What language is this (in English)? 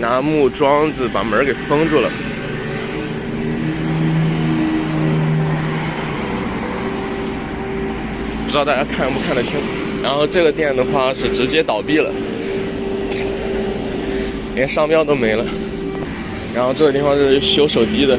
Chinese